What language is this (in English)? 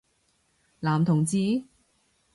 Cantonese